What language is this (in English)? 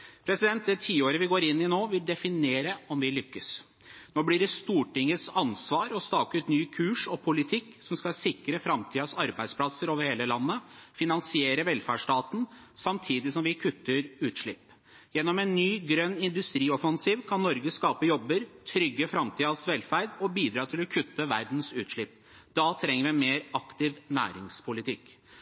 Norwegian Bokmål